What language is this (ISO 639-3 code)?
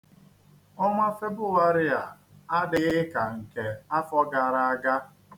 ibo